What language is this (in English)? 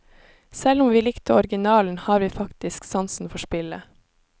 Norwegian